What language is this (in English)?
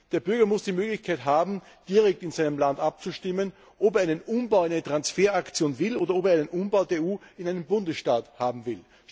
German